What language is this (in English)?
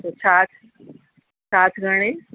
Sindhi